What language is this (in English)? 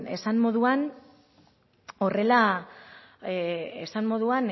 Basque